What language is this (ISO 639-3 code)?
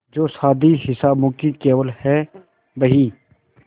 hin